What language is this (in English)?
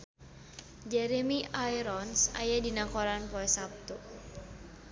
Sundanese